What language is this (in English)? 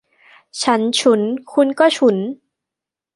Thai